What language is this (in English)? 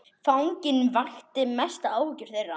Icelandic